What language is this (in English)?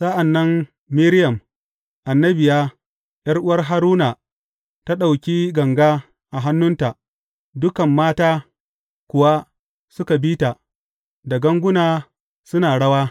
Hausa